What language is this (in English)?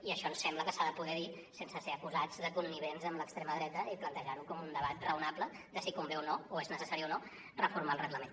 Catalan